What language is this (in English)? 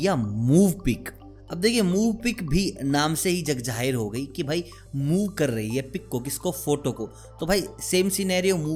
Hindi